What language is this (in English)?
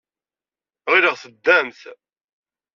Kabyle